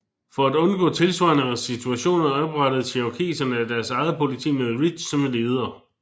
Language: Danish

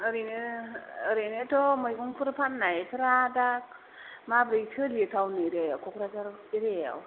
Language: Bodo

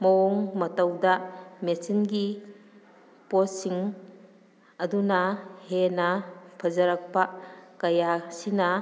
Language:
Manipuri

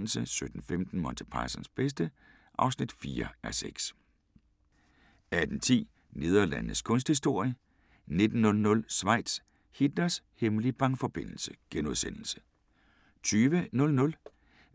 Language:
Danish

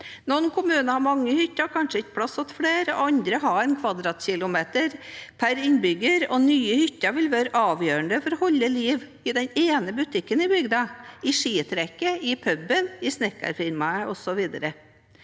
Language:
Norwegian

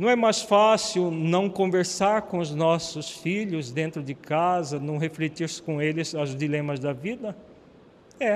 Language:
Portuguese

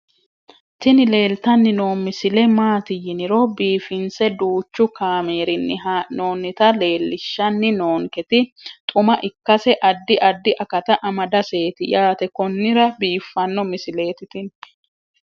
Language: Sidamo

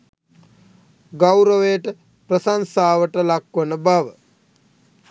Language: Sinhala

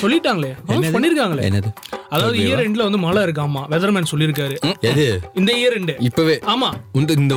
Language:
Tamil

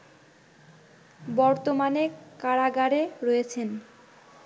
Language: Bangla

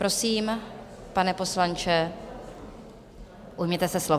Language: Czech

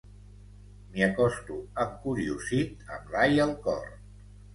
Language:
Catalan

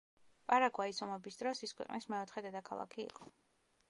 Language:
Georgian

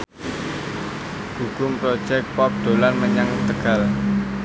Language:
Javanese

